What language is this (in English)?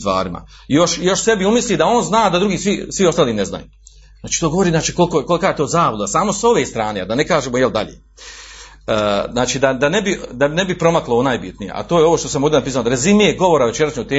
Croatian